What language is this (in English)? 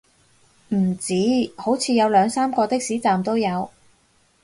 Cantonese